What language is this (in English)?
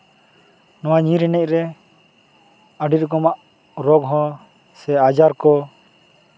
Santali